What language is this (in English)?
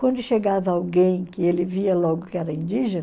Portuguese